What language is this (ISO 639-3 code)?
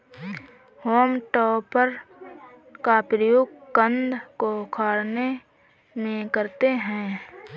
hin